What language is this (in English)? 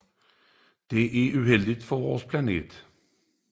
Danish